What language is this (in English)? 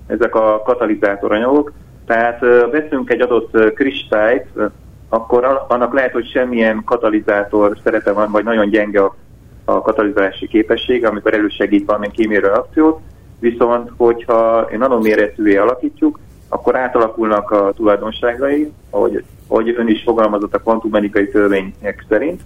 Hungarian